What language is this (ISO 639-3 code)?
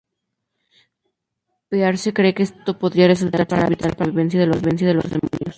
spa